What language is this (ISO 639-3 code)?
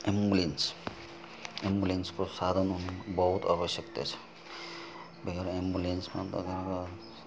nep